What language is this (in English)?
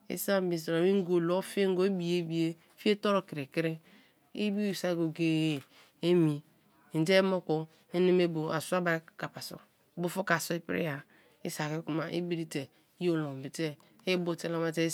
Kalabari